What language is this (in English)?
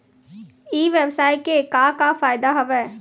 Chhattisgarhi